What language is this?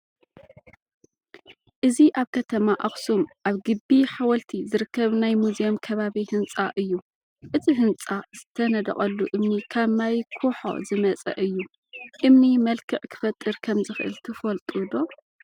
Tigrinya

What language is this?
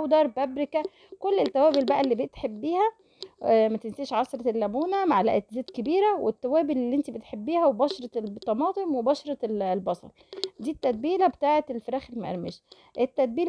Arabic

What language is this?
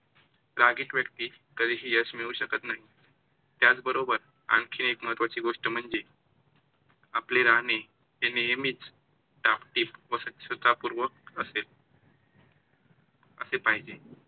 Marathi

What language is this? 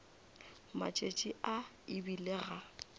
Northern Sotho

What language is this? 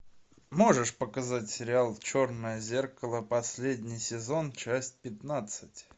Russian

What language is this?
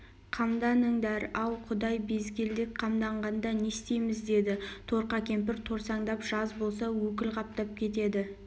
Kazakh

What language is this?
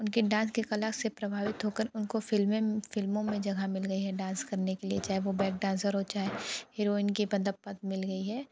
Hindi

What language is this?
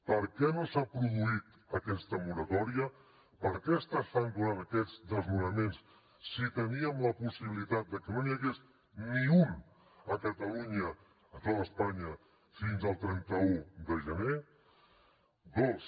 Catalan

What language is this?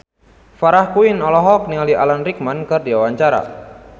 Sundanese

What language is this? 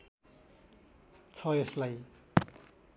Nepali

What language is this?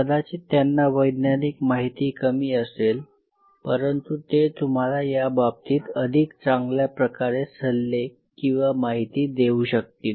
Marathi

